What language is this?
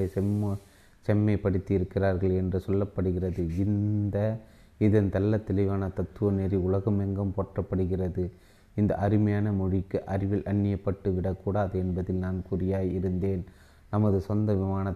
Tamil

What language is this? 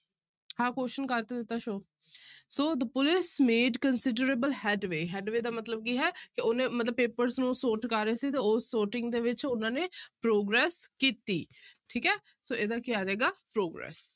Punjabi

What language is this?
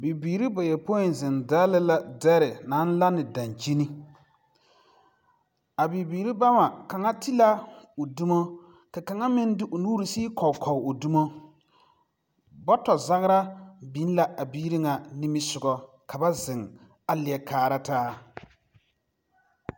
Southern Dagaare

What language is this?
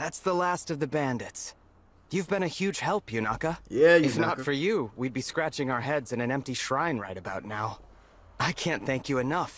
English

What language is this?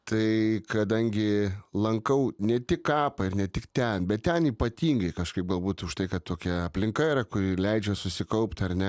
Lithuanian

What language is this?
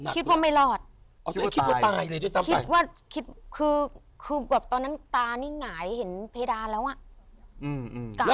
Thai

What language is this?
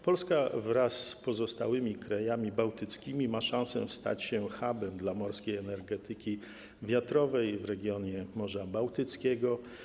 Polish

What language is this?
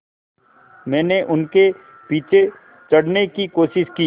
Hindi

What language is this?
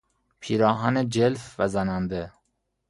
Persian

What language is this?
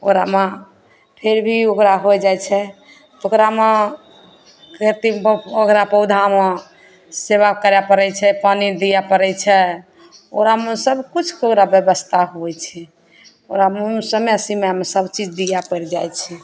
Maithili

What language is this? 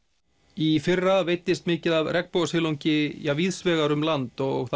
Icelandic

